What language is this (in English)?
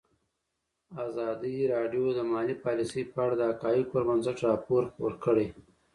Pashto